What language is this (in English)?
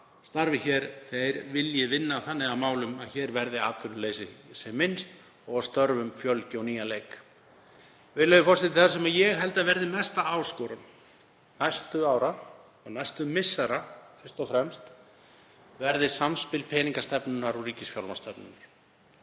Icelandic